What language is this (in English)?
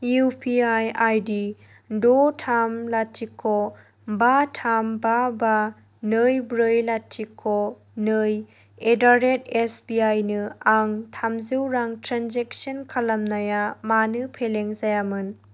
Bodo